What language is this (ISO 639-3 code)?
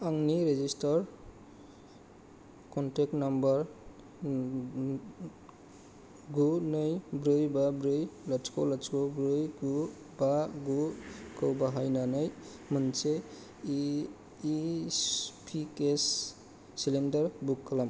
brx